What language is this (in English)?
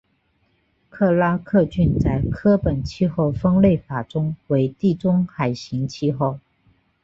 Chinese